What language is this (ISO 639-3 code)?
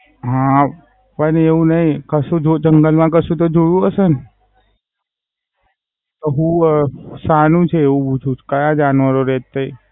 guj